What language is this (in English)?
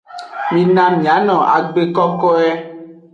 Aja (Benin)